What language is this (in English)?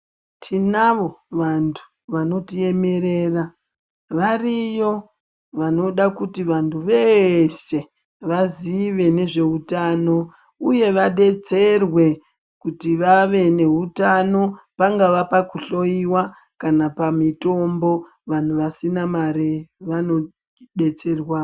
Ndau